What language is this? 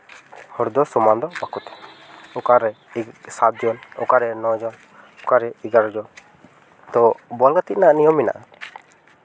Santali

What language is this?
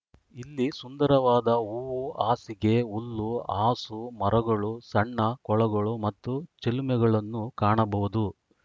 Kannada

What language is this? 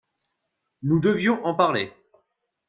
French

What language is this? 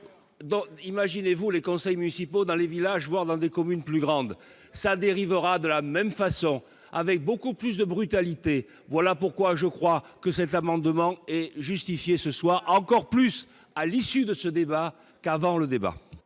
French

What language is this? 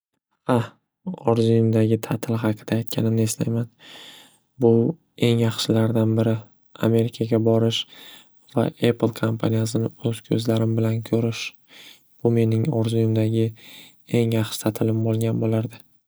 Uzbek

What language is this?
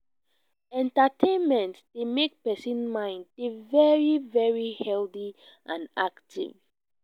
Nigerian Pidgin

